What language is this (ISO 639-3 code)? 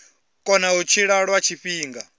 ven